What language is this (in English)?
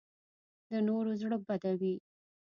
Pashto